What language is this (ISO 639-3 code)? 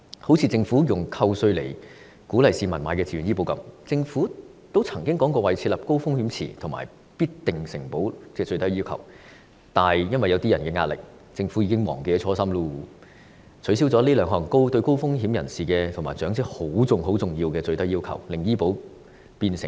yue